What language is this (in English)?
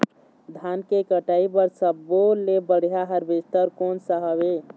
Chhattisgarhi